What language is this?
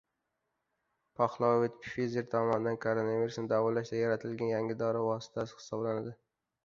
Uzbek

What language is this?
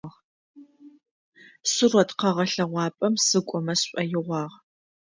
Adyghe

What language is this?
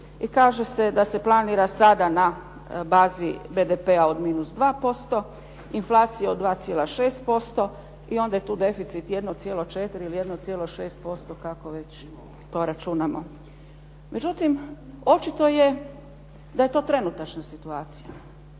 Croatian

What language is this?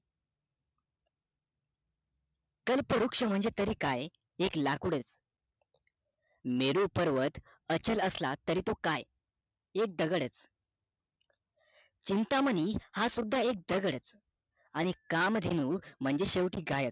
Marathi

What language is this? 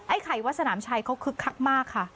Thai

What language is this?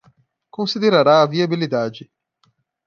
Portuguese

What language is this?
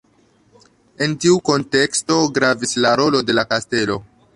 Esperanto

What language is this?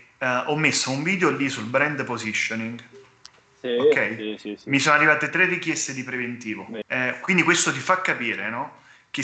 Italian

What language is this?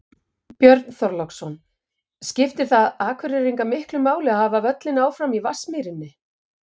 Icelandic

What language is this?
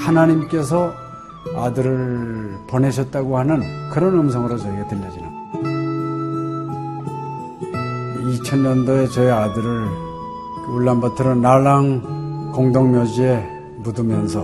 Korean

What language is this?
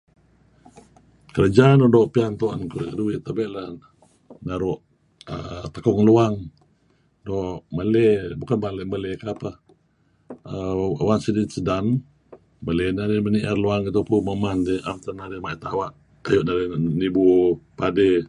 Kelabit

